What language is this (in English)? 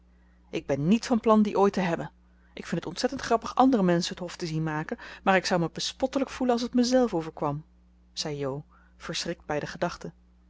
Dutch